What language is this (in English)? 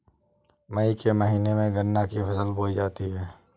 Hindi